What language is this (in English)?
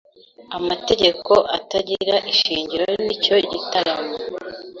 Kinyarwanda